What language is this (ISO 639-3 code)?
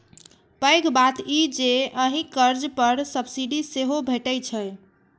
mai